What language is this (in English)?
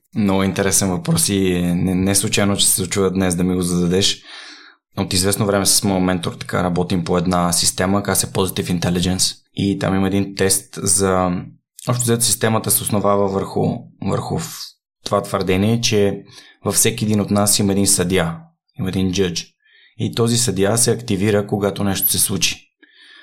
Bulgarian